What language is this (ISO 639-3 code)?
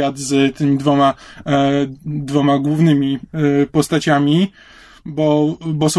pol